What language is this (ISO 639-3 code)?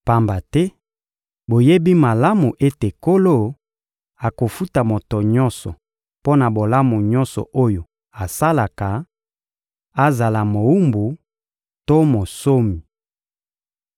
lin